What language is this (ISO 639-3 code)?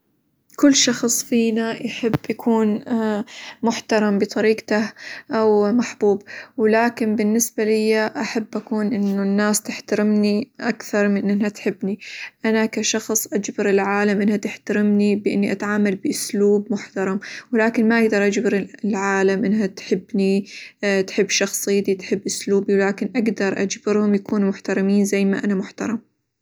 acw